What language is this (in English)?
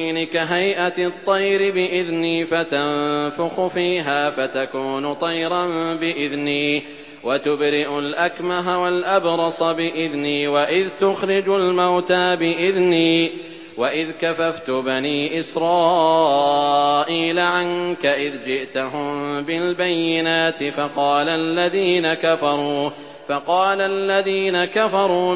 Arabic